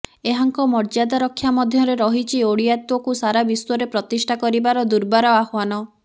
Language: Odia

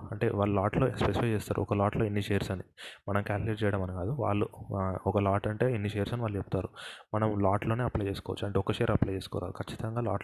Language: Telugu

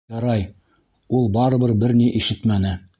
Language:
Bashkir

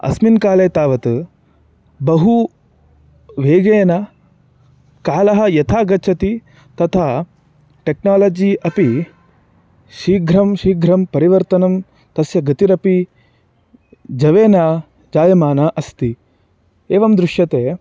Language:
Sanskrit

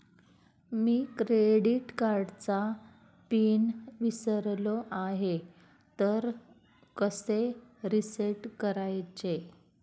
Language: Marathi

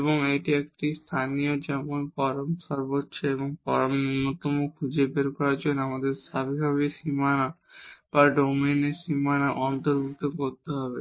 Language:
Bangla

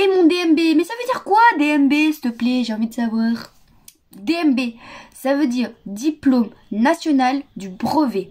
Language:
French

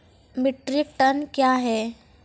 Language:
Maithili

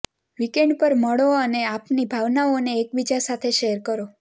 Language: Gujarati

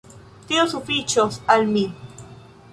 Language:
Esperanto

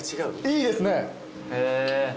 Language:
Japanese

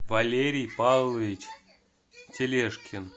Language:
Russian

